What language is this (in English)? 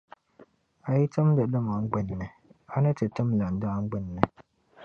Dagbani